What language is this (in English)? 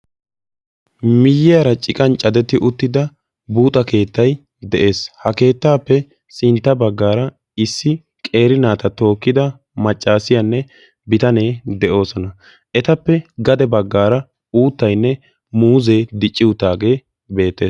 Wolaytta